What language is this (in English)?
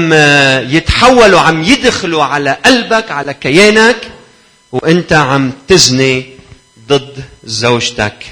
Arabic